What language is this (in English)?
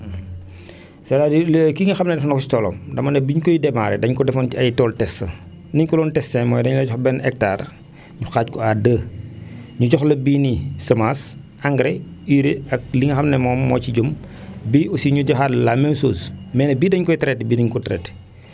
Wolof